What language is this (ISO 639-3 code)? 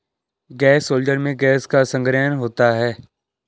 hin